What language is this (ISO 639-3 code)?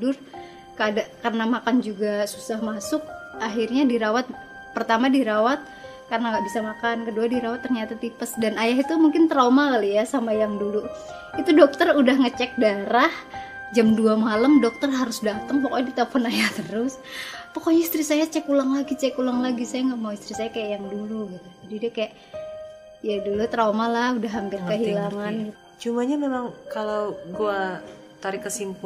ind